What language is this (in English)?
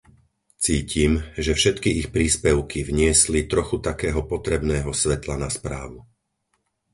Slovak